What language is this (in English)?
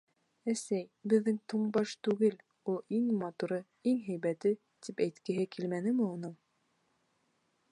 Bashkir